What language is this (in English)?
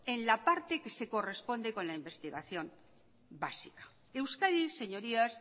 Spanish